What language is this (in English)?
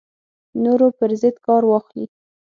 Pashto